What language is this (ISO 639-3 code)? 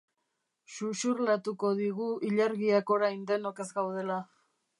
eus